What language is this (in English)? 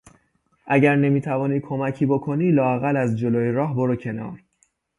Persian